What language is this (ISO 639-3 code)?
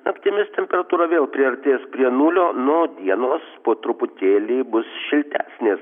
lit